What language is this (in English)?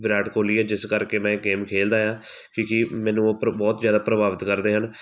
Punjabi